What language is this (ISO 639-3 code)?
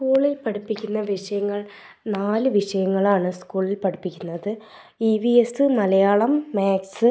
mal